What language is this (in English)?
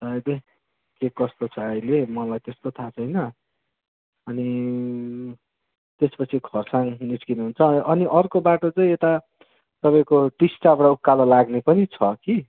Nepali